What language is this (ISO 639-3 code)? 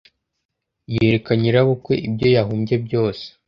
kin